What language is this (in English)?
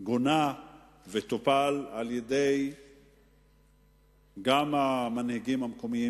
Hebrew